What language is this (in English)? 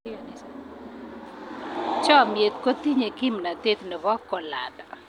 Kalenjin